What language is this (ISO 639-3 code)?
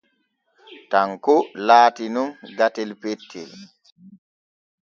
fue